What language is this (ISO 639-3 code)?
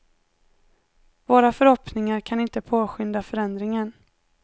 swe